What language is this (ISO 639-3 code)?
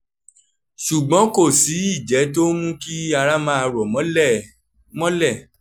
yor